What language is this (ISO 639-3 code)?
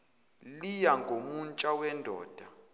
zul